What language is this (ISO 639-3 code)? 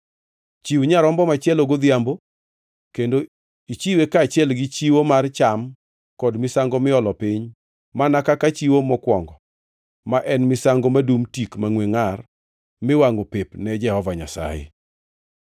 luo